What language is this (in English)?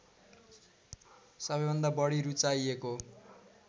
Nepali